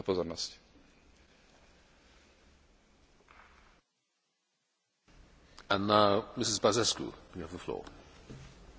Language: Romanian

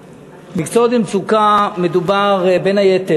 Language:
Hebrew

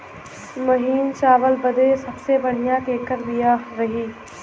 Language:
Bhojpuri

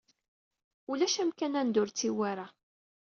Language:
Kabyle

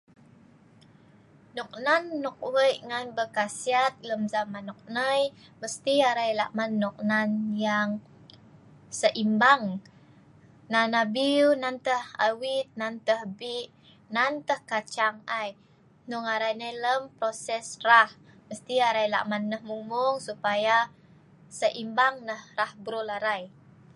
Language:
Sa'ban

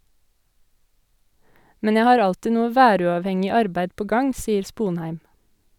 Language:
Norwegian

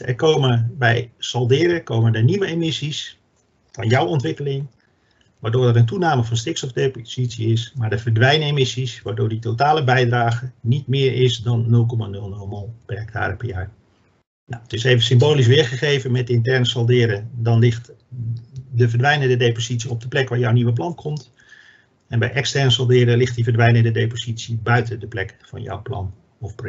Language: Dutch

